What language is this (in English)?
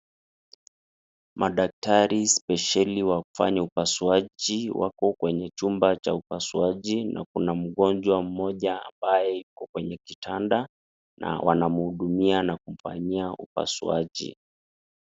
Swahili